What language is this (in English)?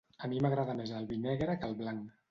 Catalan